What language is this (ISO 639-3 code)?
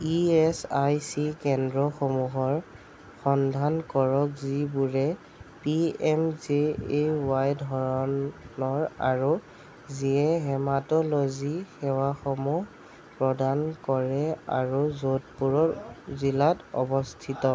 asm